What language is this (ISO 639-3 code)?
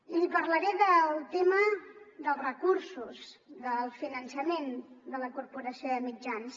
cat